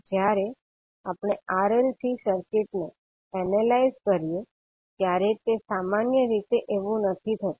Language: Gujarati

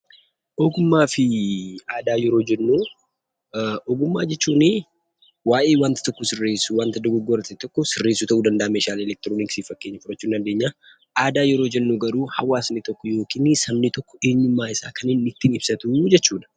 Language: Oromo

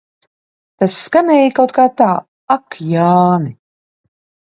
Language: Latvian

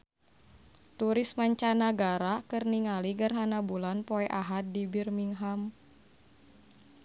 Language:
Sundanese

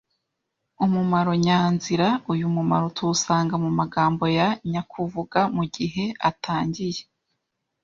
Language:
Kinyarwanda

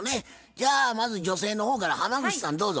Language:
Japanese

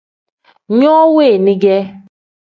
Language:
Tem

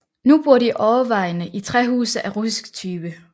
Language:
Danish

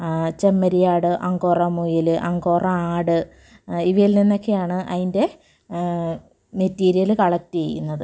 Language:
Malayalam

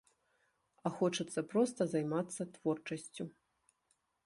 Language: Belarusian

